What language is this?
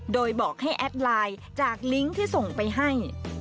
Thai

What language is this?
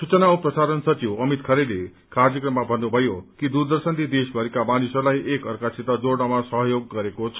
Nepali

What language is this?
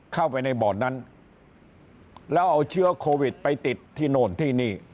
Thai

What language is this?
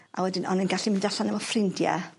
Welsh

